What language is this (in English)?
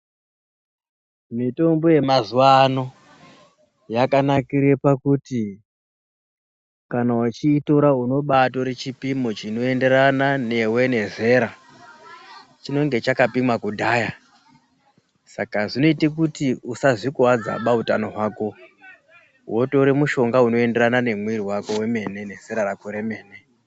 Ndau